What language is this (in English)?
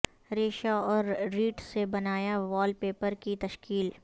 Urdu